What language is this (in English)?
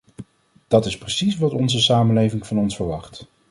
Dutch